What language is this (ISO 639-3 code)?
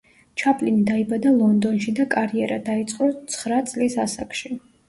kat